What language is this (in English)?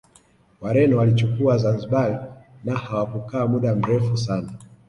Swahili